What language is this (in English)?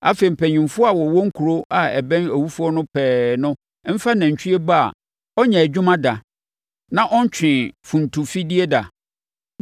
Akan